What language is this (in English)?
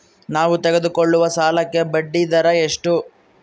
Kannada